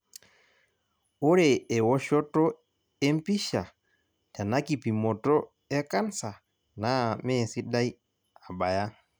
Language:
Masai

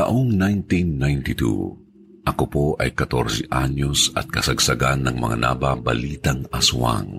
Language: Filipino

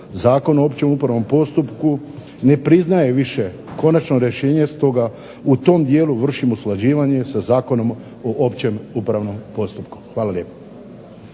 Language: Croatian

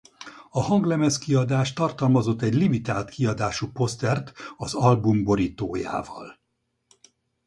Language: Hungarian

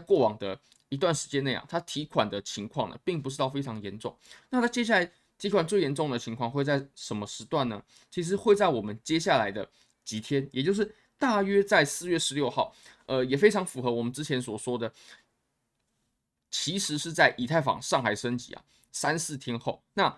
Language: Chinese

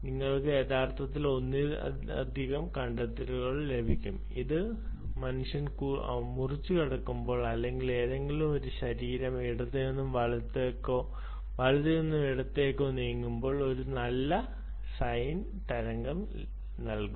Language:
Malayalam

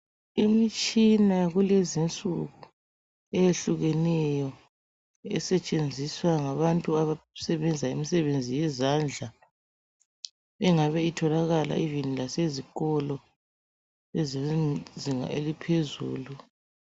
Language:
North Ndebele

